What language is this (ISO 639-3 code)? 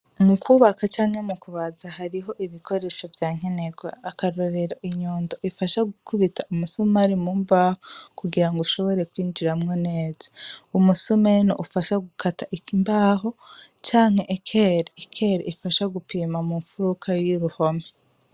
run